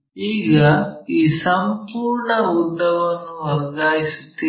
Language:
Kannada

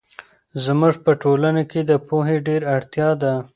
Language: Pashto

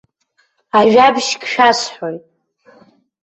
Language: Abkhazian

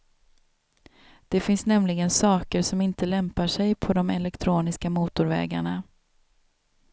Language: Swedish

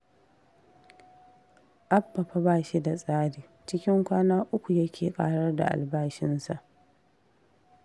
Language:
Hausa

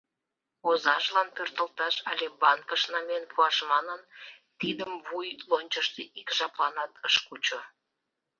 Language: Mari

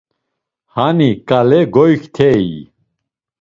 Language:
Laz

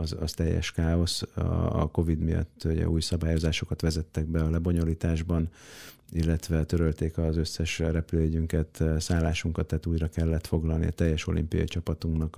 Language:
Hungarian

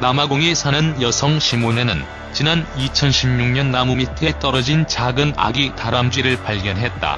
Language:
Korean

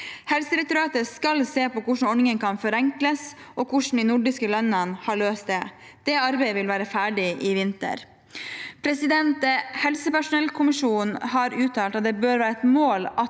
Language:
Norwegian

